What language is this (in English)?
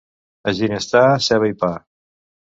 Catalan